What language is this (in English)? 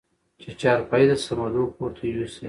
Pashto